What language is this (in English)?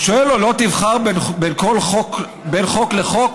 Hebrew